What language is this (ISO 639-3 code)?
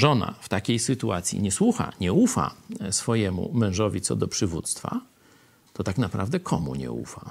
pol